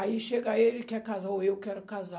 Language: Portuguese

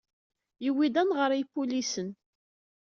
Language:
Kabyle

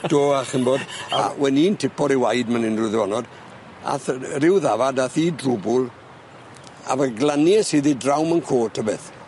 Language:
Welsh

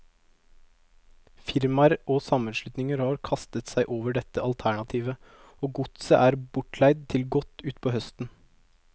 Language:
Norwegian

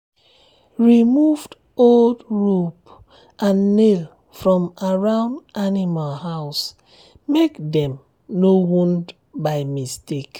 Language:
Nigerian Pidgin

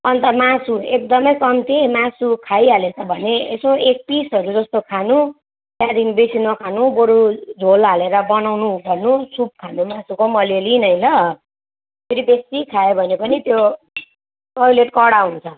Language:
Nepali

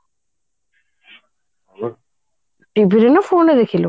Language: Odia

